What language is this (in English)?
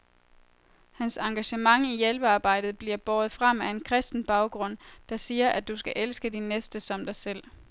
Danish